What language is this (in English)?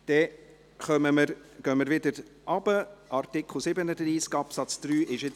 Swiss German